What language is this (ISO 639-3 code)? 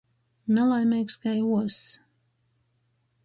ltg